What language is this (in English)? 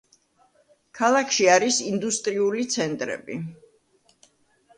Georgian